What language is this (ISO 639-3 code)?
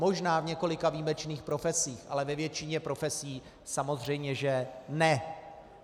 ces